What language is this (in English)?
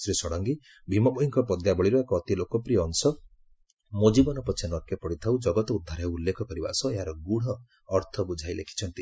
Odia